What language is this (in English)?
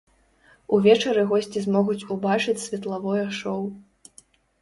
Belarusian